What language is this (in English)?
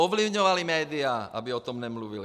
Czech